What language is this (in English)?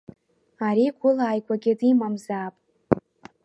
Abkhazian